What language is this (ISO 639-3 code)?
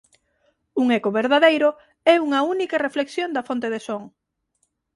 glg